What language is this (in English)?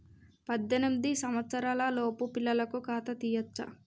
Telugu